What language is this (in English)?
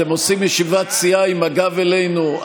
Hebrew